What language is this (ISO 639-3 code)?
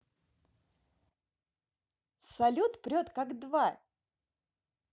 rus